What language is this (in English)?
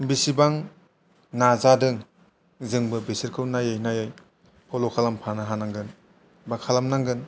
Bodo